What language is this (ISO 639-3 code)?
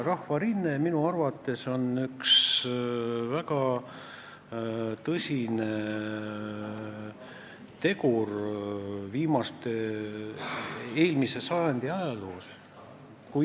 est